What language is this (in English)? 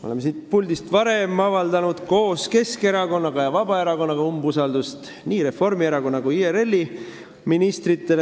Estonian